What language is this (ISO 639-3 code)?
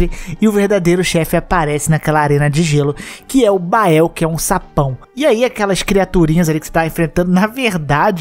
por